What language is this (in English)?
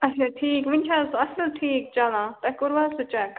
Kashmiri